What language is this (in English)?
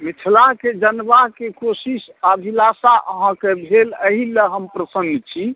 Maithili